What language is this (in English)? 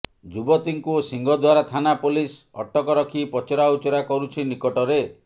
Odia